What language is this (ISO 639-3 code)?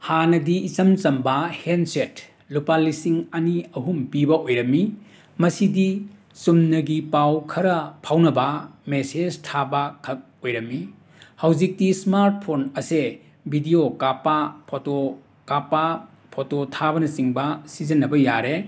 mni